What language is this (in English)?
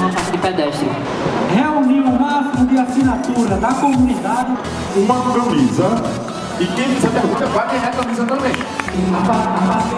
Portuguese